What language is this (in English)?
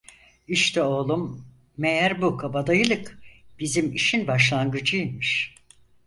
Turkish